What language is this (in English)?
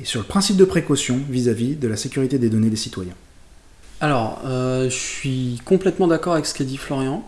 French